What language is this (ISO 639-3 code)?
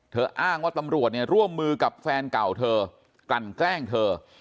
tha